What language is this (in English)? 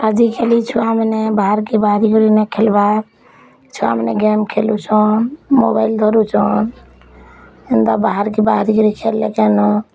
Odia